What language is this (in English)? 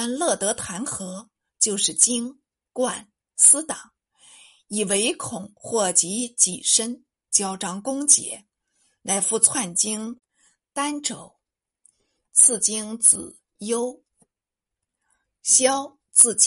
Chinese